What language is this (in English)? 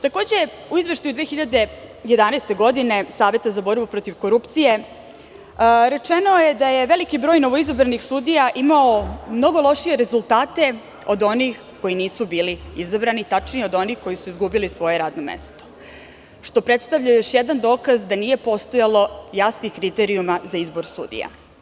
Serbian